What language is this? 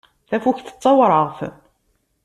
Kabyle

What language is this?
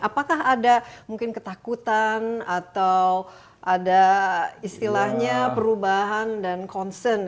Indonesian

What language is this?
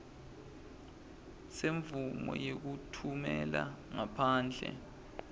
Swati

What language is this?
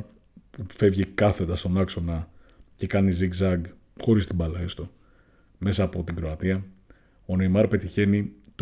Greek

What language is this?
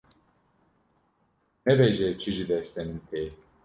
Kurdish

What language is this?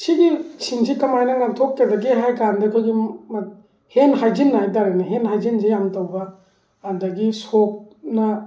Manipuri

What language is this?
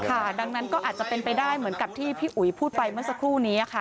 Thai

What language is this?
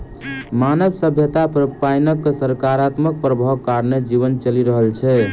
Maithili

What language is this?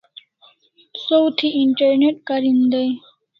Kalasha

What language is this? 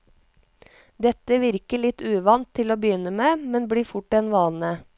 Norwegian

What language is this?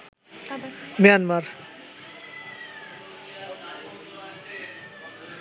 Bangla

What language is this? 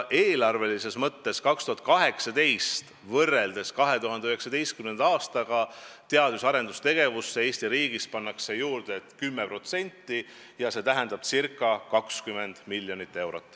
Estonian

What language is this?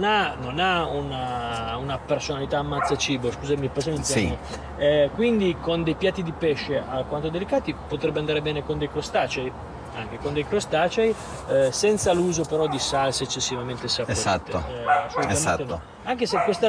Italian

